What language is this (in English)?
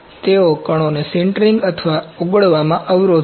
Gujarati